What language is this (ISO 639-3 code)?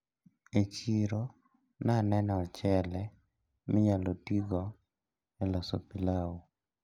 luo